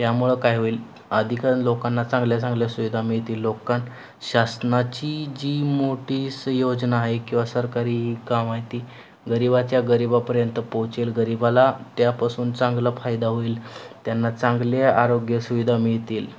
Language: Marathi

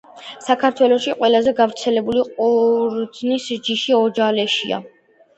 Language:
Georgian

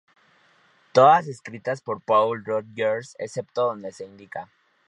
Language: Spanish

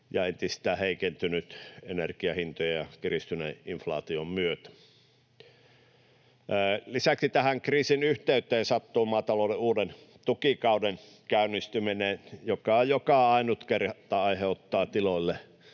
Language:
Finnish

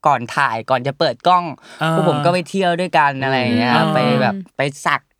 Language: Thai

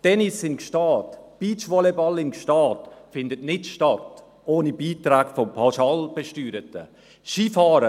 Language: Swiss German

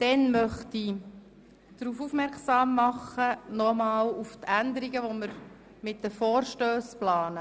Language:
Swiss German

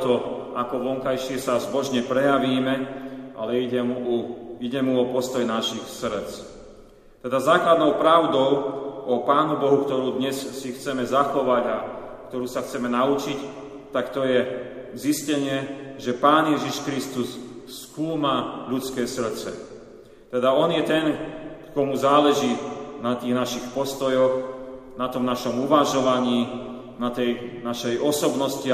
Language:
Slovak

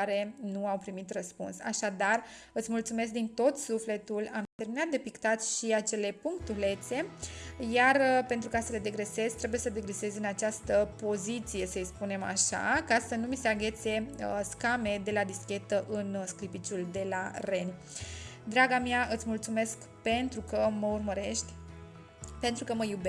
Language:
Romanian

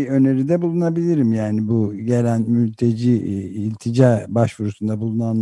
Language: Turkish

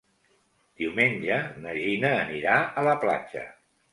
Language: Catalan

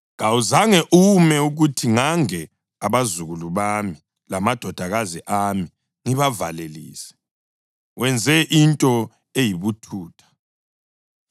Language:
North Ndebele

